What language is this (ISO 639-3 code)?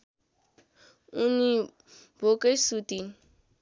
nep